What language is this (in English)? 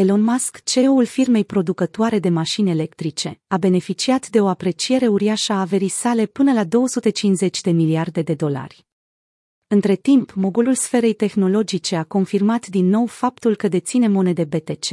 Romanian